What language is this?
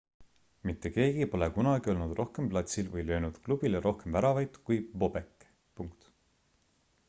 Estonian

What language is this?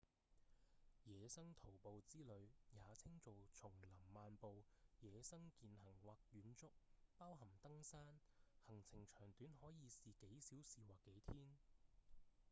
Cantonese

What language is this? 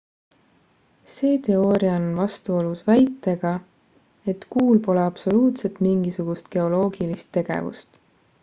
Estonian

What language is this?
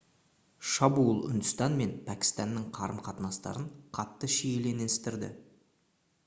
Kazakh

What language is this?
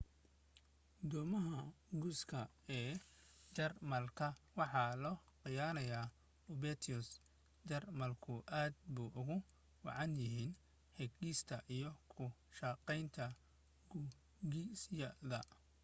Somali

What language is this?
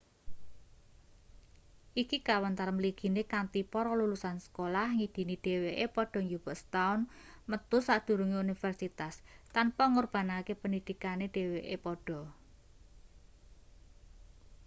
Javanese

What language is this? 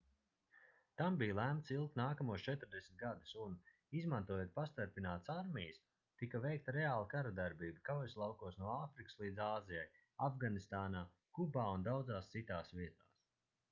Latvian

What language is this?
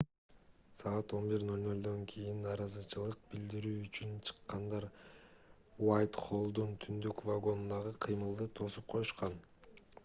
Kyrgyz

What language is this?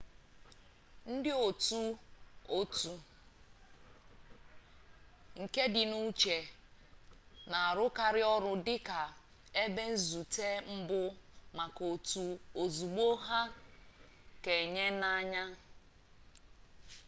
Igbo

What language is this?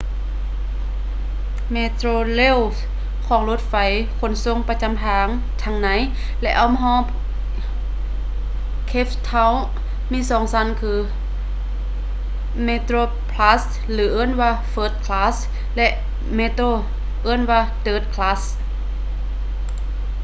Lao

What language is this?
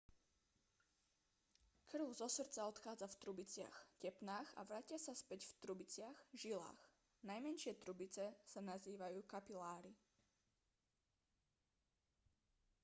Slovak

